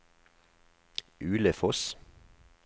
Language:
Norwegian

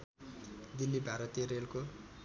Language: Nepali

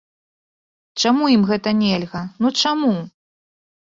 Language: Belarusian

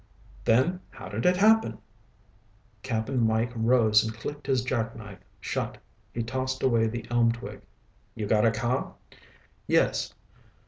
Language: English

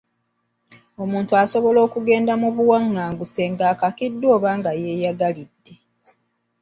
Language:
Ganda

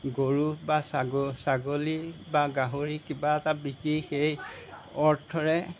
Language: Assamese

